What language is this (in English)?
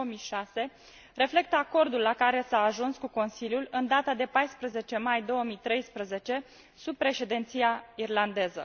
Romanian